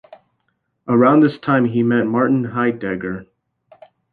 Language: English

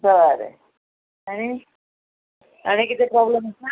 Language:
Konkani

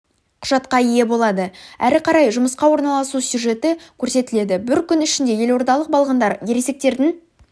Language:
Kazakh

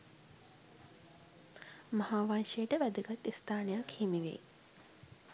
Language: Sinhala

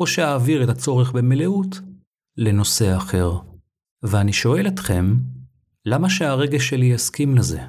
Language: Hebrew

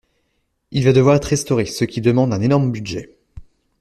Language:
French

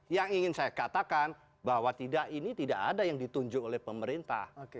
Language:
Indonesian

